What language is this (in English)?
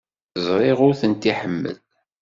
Kabyle